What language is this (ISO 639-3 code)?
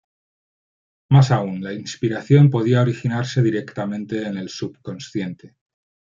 spa